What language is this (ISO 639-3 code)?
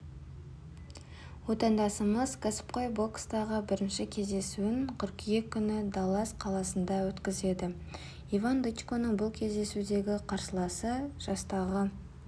kaz